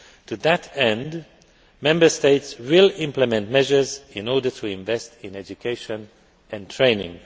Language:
English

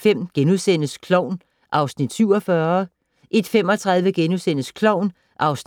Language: Danish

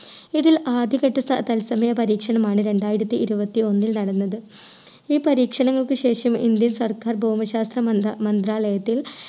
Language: Malayalam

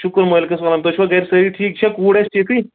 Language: Kashmiri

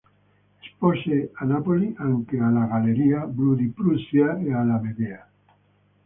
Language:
Italian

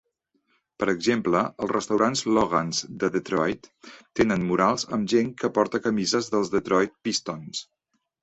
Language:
Catalan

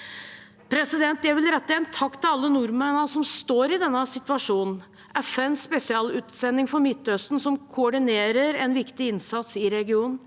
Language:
Norwegian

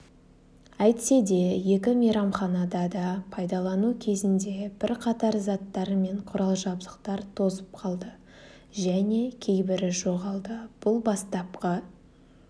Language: Kazakh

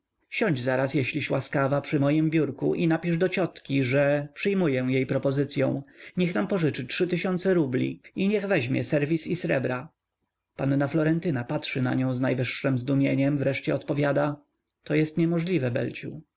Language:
Polish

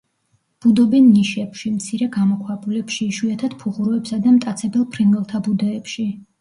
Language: Georgian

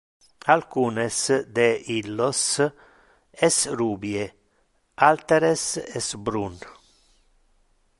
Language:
Interlingua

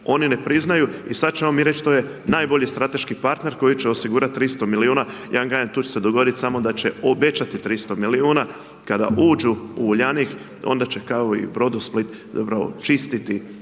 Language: Croatian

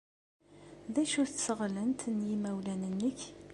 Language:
Kabyle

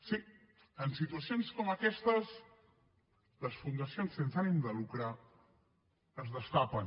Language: Catalan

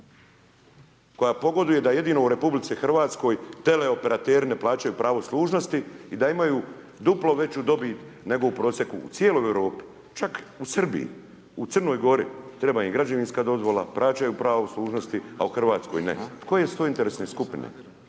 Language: Croatian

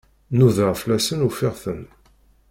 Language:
Kabyle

